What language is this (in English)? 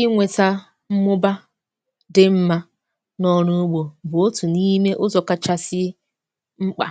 Igbo